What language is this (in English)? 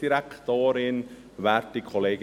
Swiss German